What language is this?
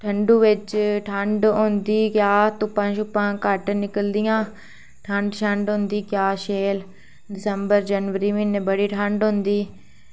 Dogri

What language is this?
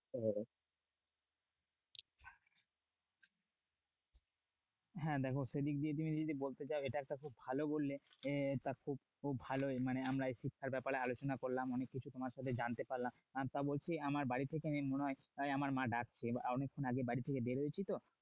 Bangla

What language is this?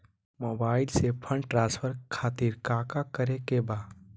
Magahi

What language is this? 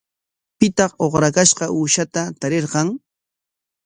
Corongo Ancash Quechua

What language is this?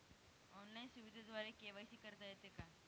Marathi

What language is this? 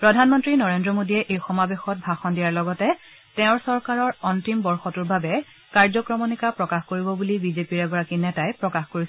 Assamese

